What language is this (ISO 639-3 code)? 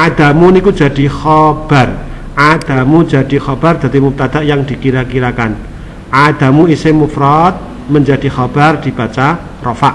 ind